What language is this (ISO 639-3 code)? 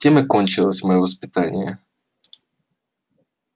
rus